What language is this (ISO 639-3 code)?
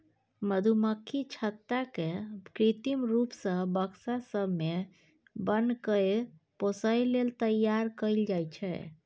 mai